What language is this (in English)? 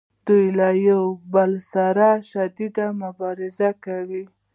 Pashto